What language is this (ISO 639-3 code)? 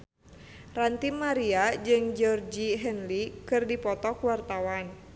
sun